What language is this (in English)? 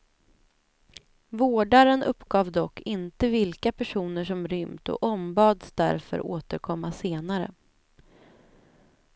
Swedish